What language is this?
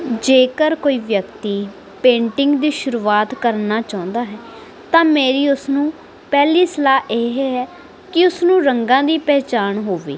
Punjabi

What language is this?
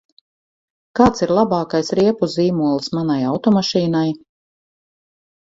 Latvian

